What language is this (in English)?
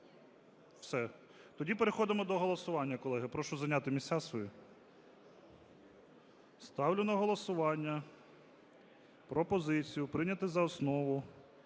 Ukrainian